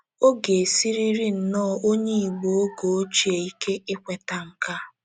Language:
Igbo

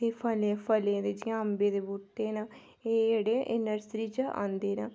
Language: Dogri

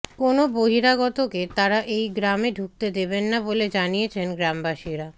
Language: Bangla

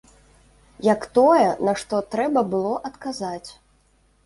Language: Belarusian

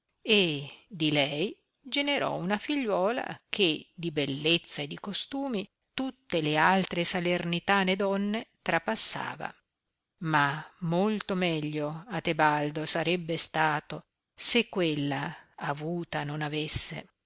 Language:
Italian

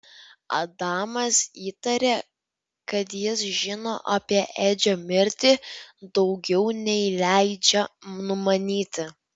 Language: Lithuanian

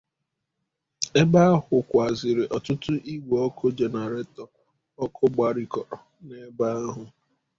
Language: Igbo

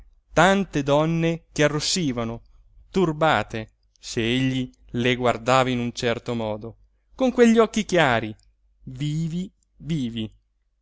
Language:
Italian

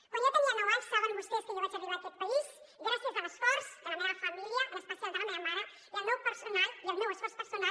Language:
Catalan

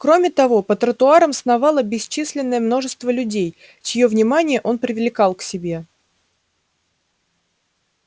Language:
Russian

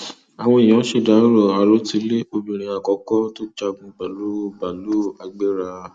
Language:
Yoruba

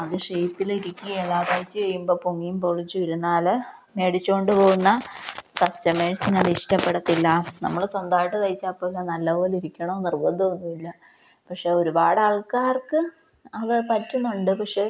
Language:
Malayalam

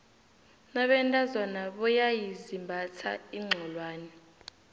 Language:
South Ndebele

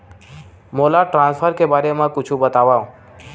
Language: Chhattisgarhi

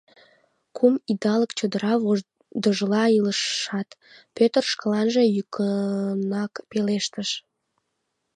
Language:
Mari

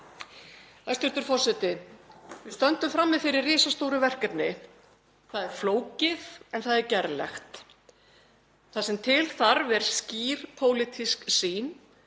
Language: Icelandic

